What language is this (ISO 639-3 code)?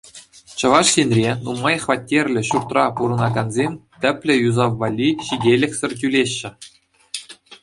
chv